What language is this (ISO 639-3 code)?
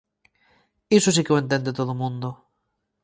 glg